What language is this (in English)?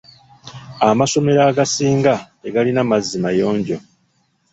Ganda